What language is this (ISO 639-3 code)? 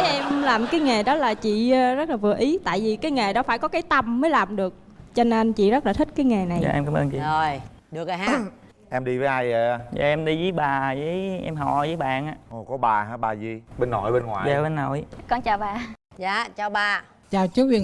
vie